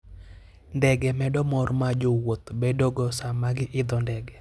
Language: Luo (Kenya and Tanzania)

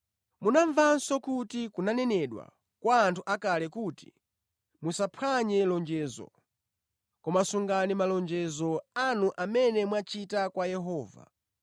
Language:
Nyanja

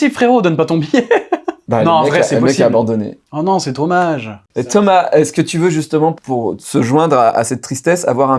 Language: French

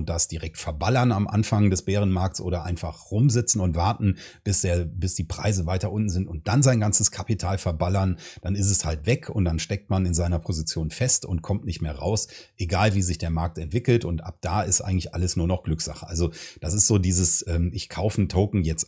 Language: German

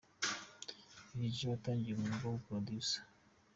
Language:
Kinyarwanda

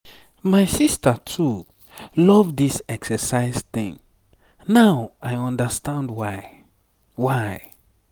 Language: Nigerian Pidgin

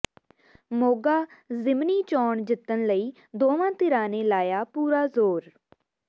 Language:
Punjabi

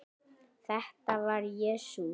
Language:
Icelandic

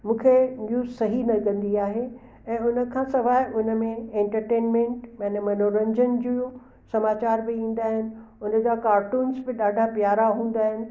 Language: Sindhi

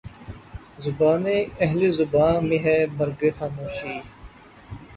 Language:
Urdu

